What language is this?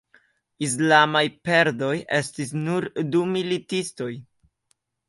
Esperanto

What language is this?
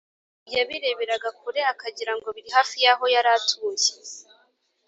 Kinyarwanda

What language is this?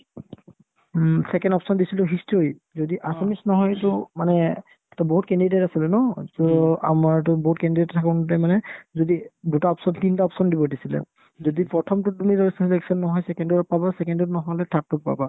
Assamese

